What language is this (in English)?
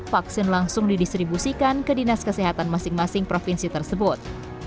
Indonesian